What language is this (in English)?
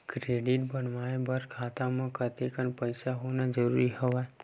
Chhattisgarhi